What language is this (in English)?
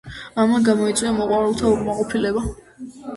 Georgian